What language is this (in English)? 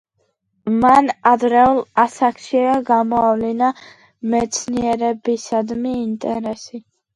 Georgian